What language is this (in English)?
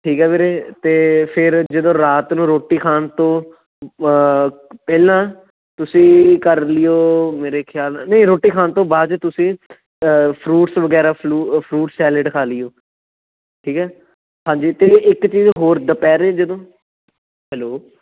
Punjabi